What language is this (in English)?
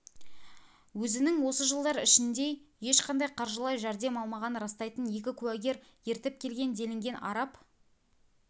Kazakh